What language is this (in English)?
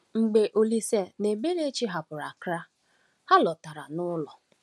Igbo